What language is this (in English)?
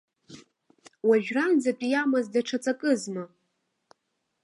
Abkhazian